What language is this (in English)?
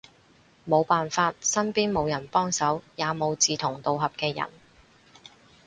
Cantonese